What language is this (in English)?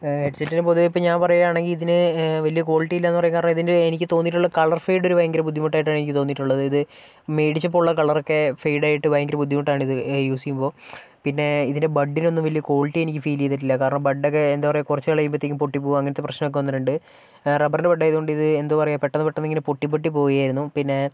Malayalam